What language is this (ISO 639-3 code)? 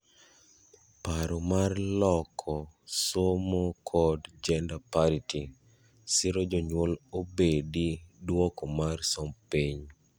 luo